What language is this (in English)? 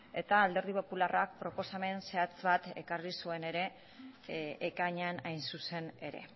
Basque